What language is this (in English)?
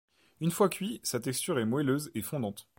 French